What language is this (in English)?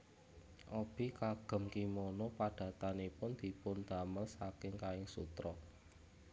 Javanese